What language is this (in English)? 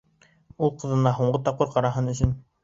Bashkir